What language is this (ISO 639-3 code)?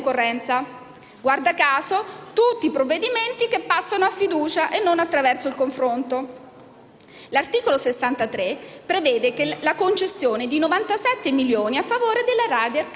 ita